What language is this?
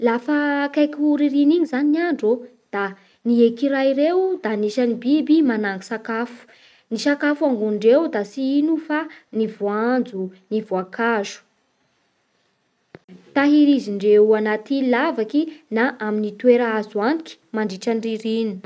Bara Malagasy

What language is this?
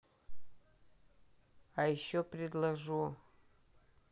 Russian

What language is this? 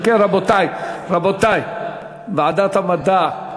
Hebrew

